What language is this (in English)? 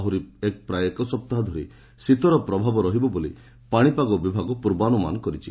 Odia